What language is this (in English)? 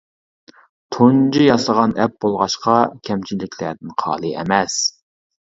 Uyghur